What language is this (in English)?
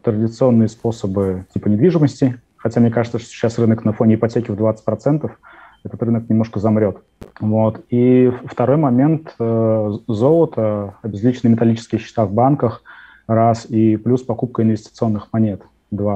Russian